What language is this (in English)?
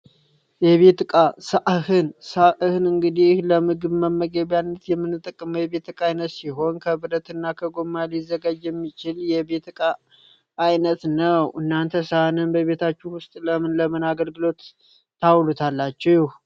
Amharic